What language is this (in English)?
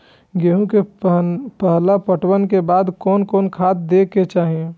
Maithili